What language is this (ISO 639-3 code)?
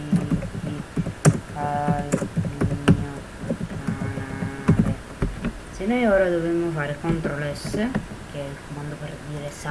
ita